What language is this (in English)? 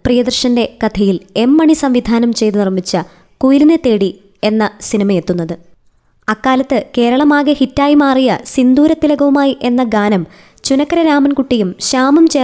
Malayalam